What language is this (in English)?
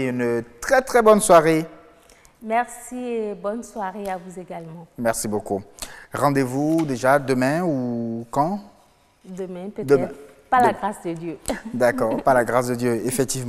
French